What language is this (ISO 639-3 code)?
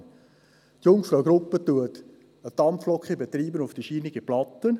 gsw